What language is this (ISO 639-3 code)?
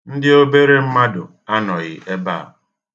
ibo